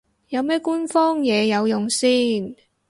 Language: Cantonese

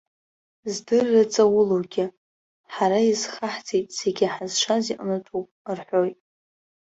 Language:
Abkhazian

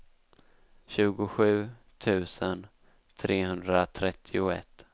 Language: Swedish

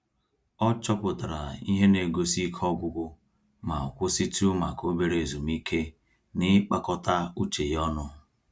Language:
Igbo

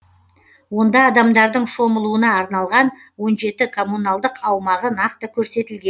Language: Kazakh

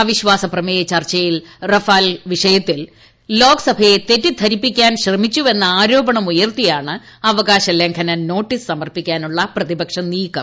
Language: Malayalam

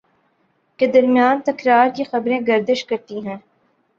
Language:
Urdu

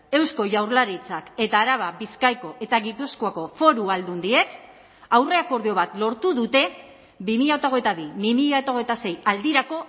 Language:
Basque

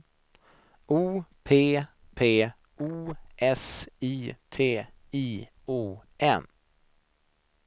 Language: Swedish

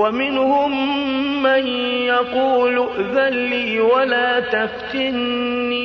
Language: Arabic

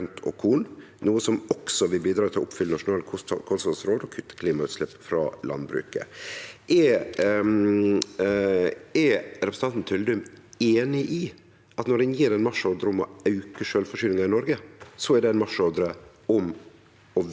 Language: Norwegian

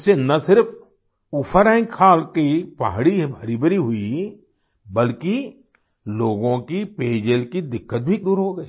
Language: Hindi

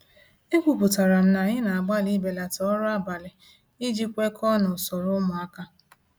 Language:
Igbo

